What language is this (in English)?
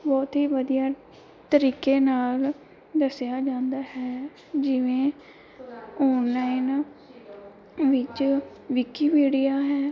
Punjabi